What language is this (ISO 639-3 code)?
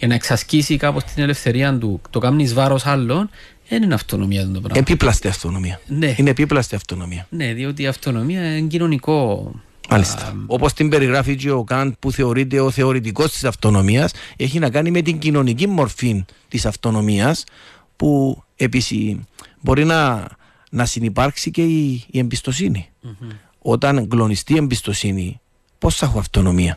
ell